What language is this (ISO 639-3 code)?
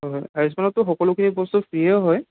asm